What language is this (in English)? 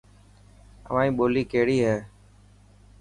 Dhatki